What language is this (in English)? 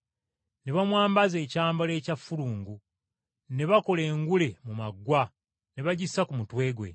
Ganda